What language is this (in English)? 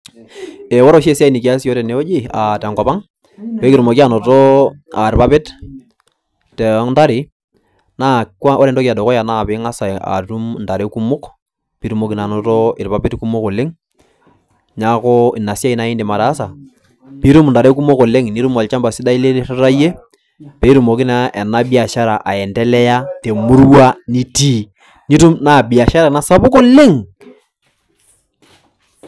Masai